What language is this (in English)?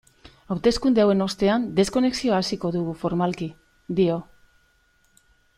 Basque